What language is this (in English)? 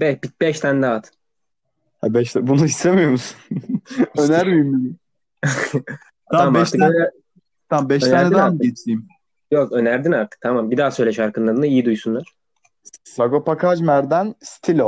Turkish